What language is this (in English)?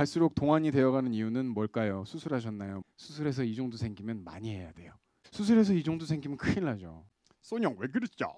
Korean